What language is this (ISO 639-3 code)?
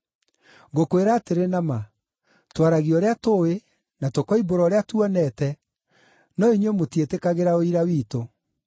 kik